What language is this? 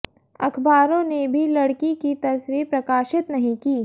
Hindi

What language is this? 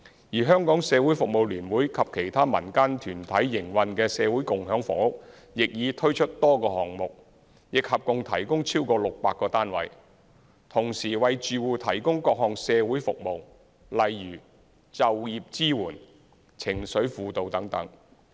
Cantonese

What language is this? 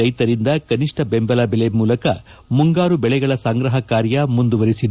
Kannada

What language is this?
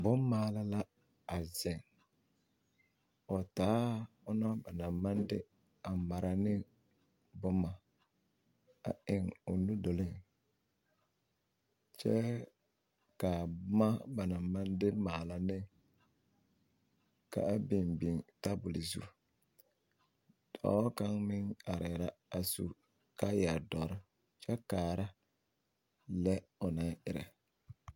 Southern Dagaare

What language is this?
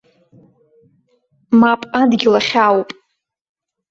Abkhazian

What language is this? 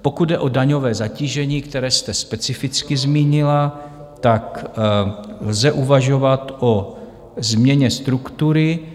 Czech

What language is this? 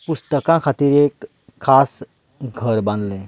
Konkani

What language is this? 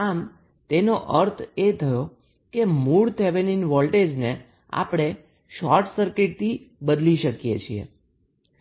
Gujarati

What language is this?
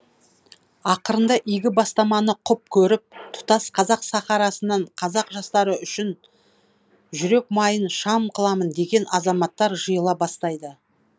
Kazakh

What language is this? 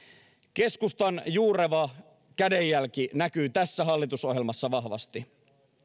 Finnish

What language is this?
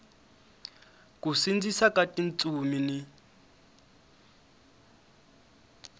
Tsonga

